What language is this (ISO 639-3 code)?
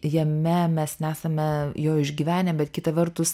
lit